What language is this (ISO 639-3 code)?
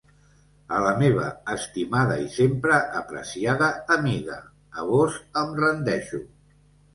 cat